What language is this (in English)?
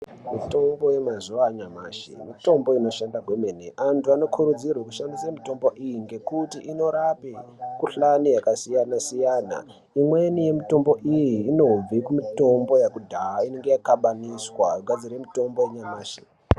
Ndau